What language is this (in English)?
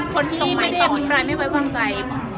Thai